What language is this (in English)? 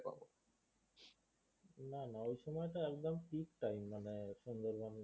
Bangla